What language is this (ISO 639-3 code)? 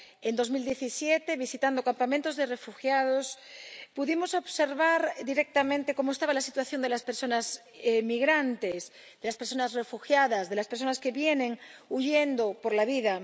spa